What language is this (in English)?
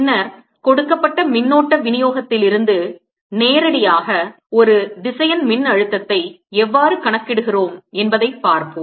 Tamil